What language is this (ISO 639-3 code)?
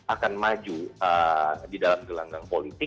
ind